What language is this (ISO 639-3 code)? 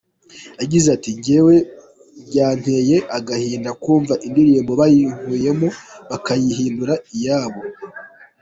kin